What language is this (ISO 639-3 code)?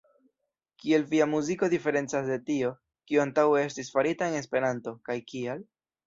epo